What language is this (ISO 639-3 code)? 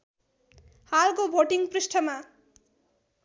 nep